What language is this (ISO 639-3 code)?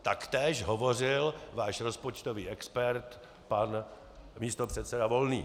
ces